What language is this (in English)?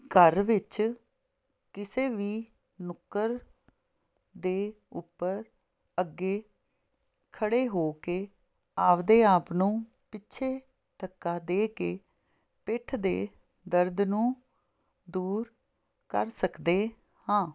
Punjabi